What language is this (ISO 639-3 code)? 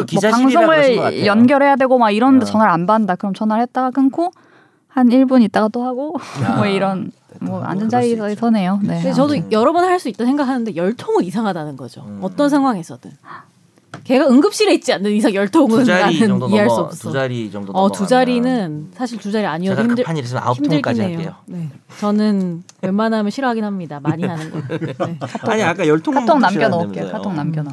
kor